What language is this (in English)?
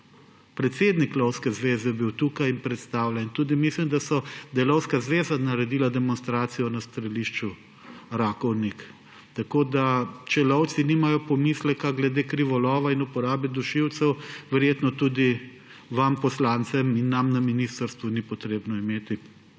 Slovenian